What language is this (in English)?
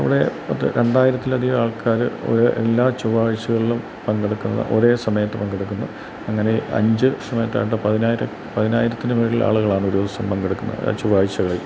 Malayalam